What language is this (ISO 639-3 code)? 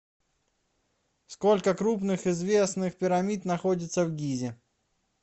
rus